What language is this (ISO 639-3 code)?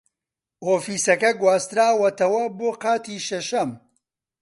ckb